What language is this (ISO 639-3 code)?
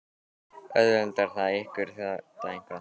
isl